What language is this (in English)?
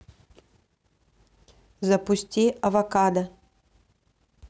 Russian